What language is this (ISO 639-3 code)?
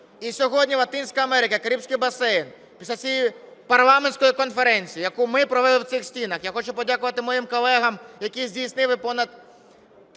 ukr